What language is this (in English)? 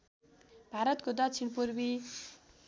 Nepali